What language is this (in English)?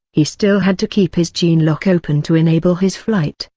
English